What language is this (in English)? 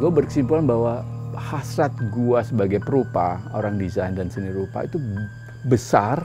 Indonesian